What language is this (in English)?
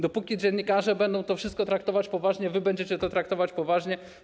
Polish